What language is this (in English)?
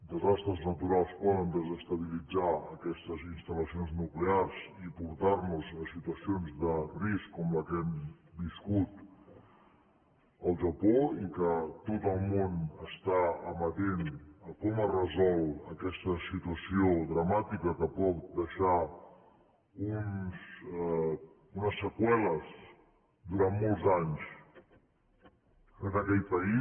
Catalan